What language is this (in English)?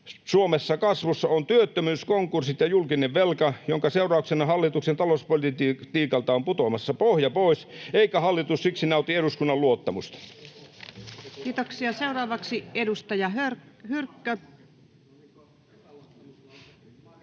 Finnish